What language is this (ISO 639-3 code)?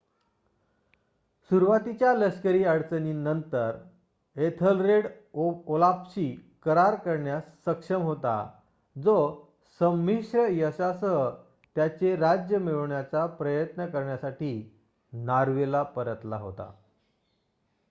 mar